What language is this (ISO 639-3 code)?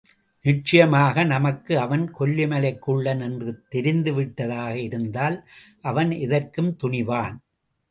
tam